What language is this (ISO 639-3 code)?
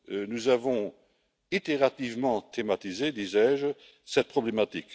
fra